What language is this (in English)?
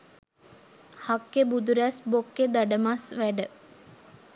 Sinhala